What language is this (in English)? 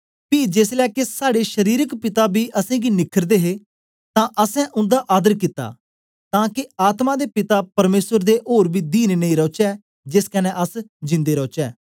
Dogri